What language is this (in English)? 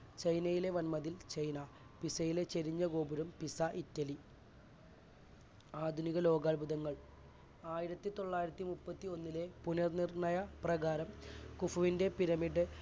Malayalam